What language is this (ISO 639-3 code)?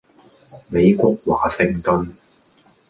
yue